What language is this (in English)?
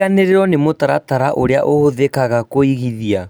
Kikuyu